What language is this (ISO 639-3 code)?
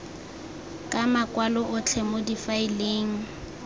tsn